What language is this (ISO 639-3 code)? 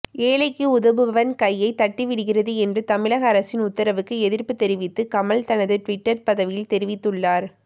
tam